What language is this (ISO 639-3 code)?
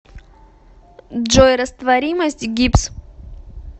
rus